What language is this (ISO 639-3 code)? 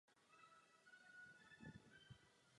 ces